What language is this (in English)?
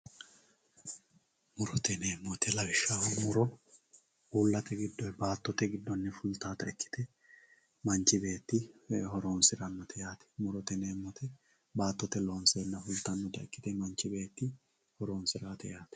Sidamo